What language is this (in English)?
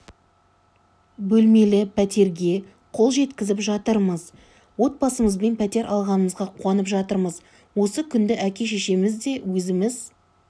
Kazakh